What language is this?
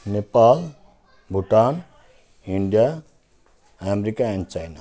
Nepali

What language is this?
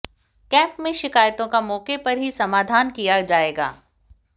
Hindi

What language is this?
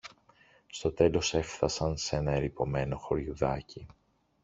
Greek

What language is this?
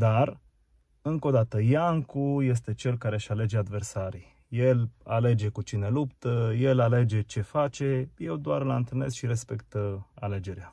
Romanian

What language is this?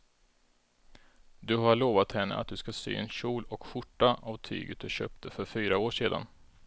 Swedish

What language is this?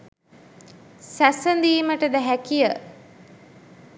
Sinhala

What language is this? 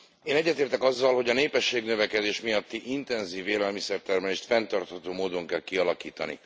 Hungarian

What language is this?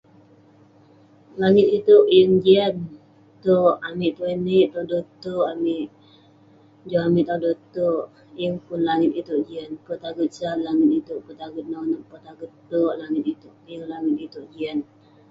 Western Penan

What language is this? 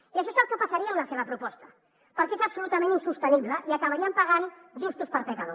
Catalan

